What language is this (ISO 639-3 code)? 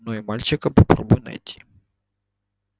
rus